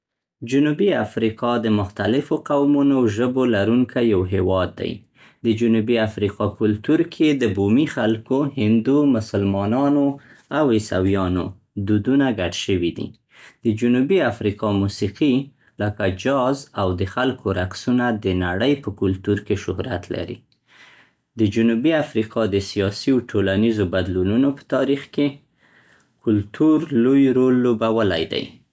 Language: Central Pashto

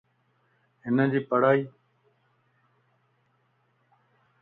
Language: Lasi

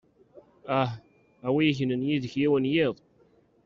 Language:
Kabyle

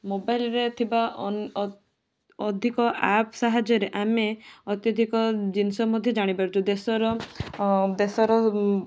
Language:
Odia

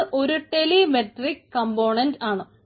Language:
Malayalam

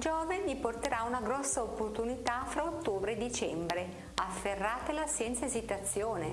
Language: Italian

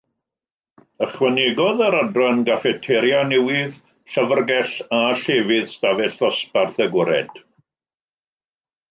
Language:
Welsh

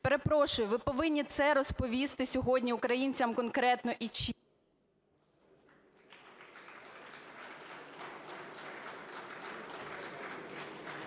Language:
Ukrainian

